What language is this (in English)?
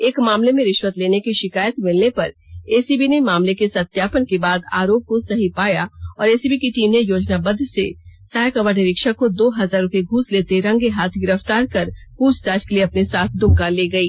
Hindi